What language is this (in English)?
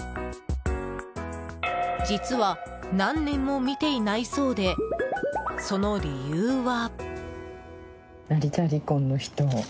Japanese